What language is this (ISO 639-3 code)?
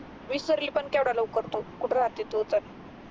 mar